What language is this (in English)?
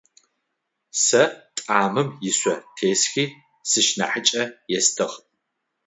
Adyghe